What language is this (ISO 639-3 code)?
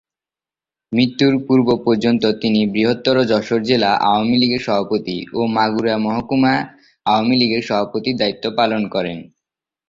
ben